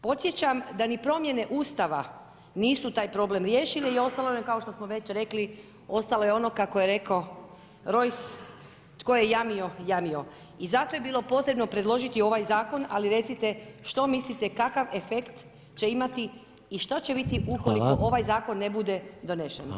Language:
Croatian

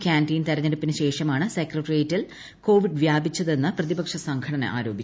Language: Malayalam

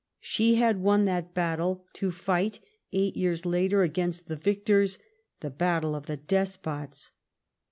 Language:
English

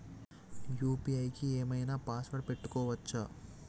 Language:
Telugu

